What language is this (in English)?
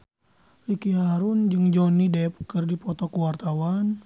Sundanese